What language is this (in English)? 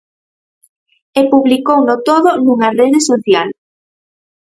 Galician